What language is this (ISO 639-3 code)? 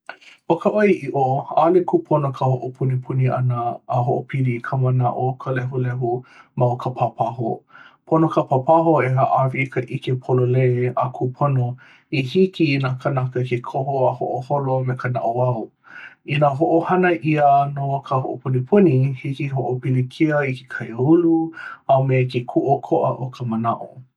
haw